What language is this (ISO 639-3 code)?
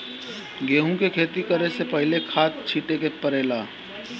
bho